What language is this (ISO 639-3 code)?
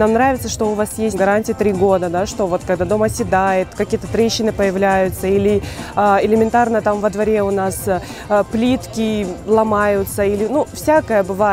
rus